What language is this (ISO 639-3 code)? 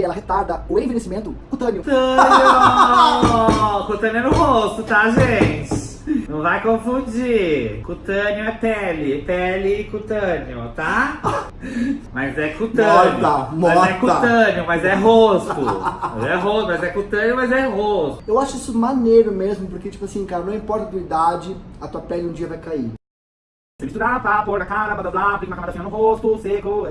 por